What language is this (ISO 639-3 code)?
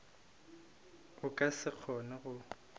nso